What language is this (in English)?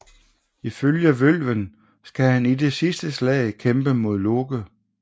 Danish